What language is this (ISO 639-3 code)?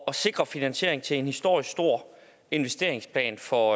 dan